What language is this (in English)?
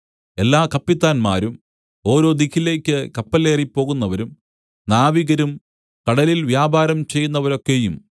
Malayalam